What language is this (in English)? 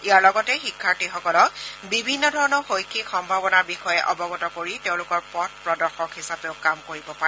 Assamese